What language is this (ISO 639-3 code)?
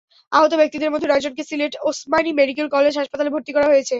ben